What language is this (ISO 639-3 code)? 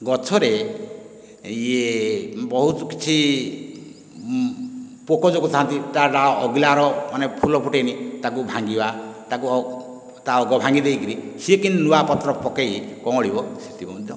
ori